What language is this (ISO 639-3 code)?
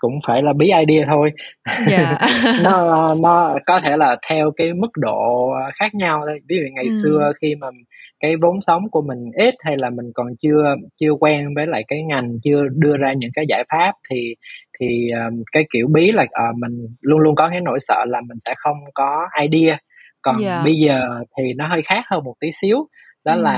vie